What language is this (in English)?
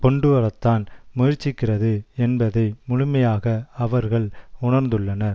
Tamil